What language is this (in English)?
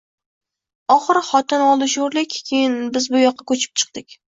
Uzbek